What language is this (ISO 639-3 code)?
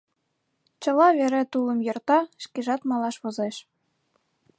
chm